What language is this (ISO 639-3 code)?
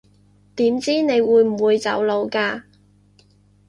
yue